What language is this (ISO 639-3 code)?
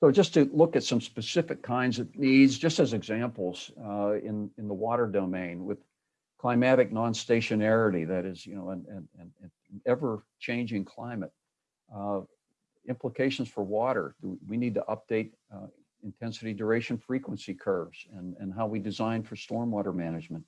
eng